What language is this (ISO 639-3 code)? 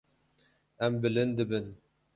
kur